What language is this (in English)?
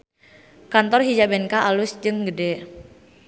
Sundanese